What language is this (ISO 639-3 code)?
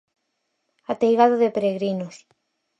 glg